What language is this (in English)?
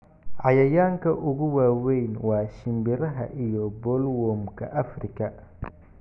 Somali